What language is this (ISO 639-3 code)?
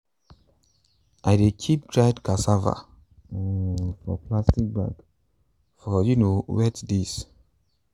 pcm